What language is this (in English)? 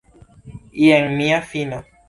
Esperanto